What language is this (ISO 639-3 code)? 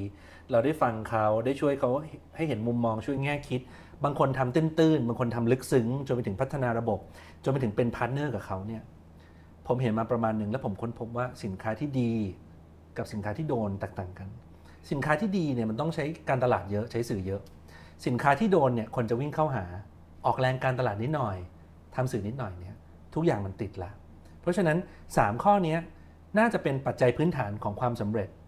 tha